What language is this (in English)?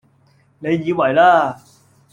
Cantonese